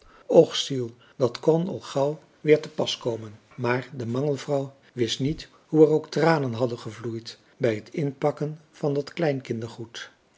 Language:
Dutch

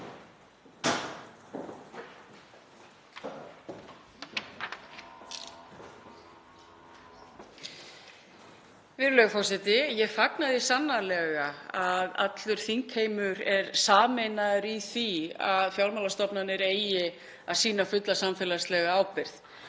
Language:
Icelandic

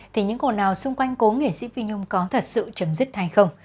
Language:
Vietnamese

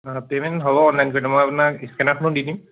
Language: Assamese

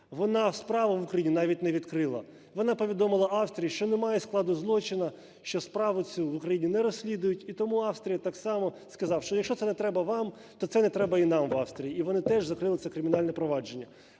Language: Ukrainian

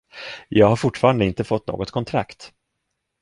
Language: Swedish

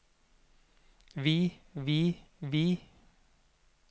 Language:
Norwegian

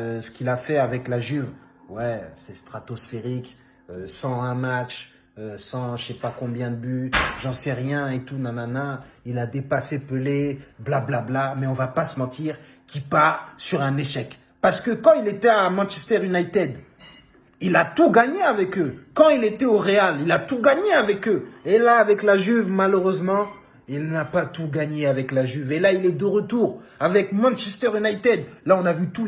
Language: French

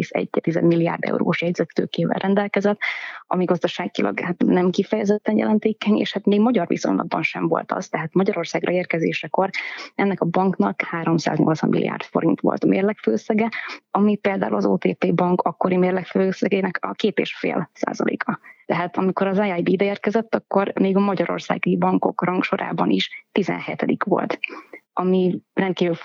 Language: Hungarian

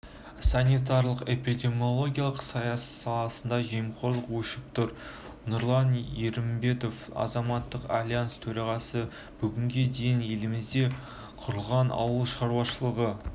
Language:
Kazakh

